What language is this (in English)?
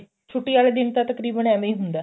Punjabi